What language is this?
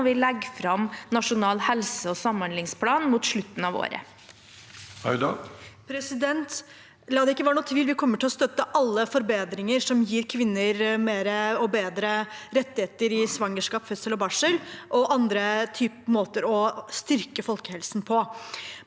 Norwegian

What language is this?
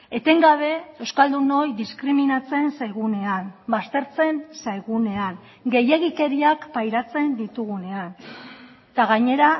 Basque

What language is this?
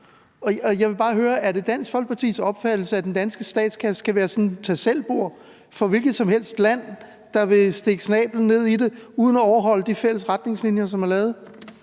Danish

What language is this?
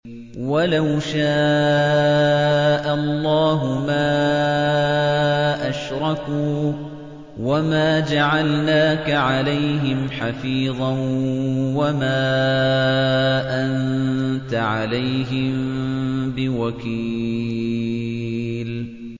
Arabic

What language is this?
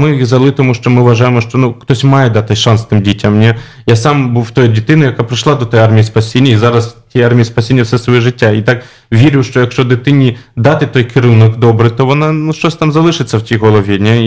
Polish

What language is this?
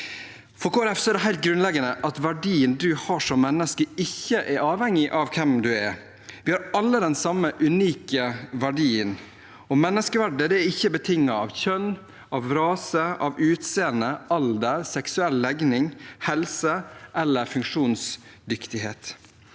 Norwegian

